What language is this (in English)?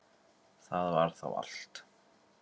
Icelandic